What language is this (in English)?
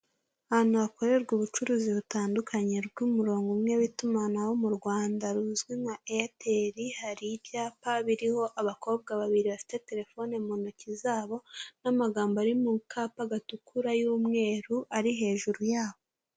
Kinyarwanda